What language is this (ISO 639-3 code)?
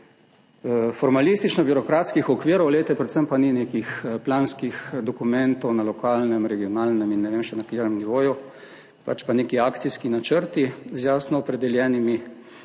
slv